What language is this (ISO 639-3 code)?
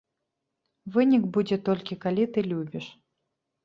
bel